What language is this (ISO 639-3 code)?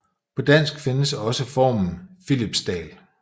dan